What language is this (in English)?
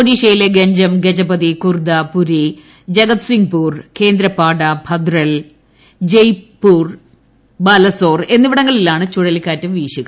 Malayalam